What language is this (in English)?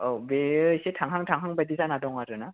Bodo